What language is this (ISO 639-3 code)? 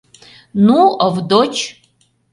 chm